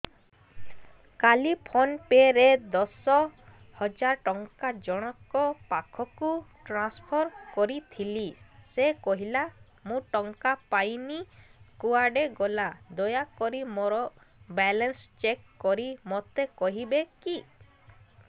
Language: Odia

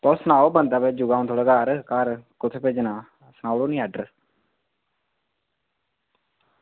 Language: Dogri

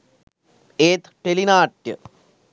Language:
Sinhala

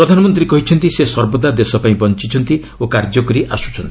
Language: Odia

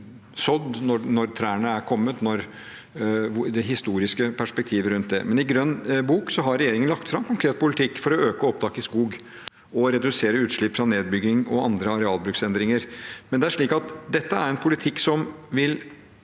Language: Norwegian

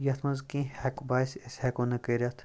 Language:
Kashmiri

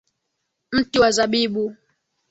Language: Swahili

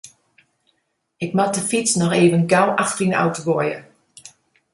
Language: Western Frisian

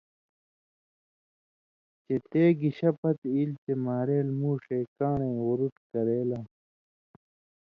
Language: Indus Kohistani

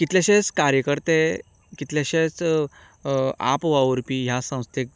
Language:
Konkani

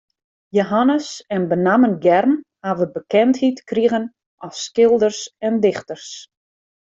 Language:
Western Frisian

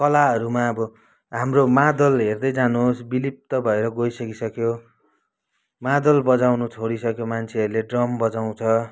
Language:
Nepali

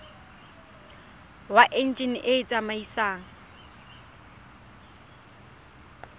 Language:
Tswana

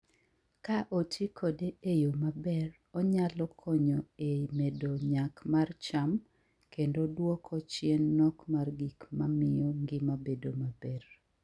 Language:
Luo (Kenya and Tanzania)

